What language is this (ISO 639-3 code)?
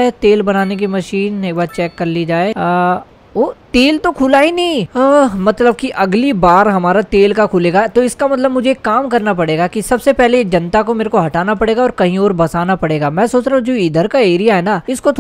hin